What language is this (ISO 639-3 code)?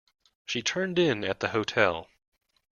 eng